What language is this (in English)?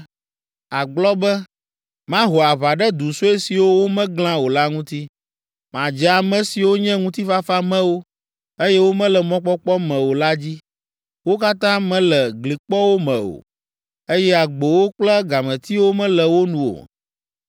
Ewe